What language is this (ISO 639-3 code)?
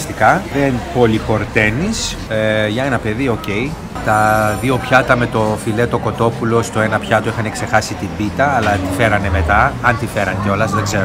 ell